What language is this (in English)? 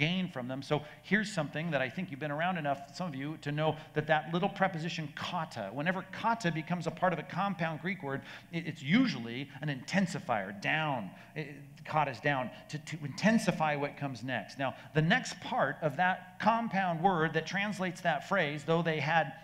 English